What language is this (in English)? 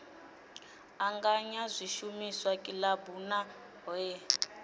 Venda